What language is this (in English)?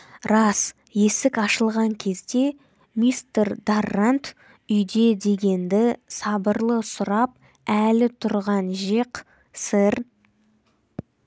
Kazakh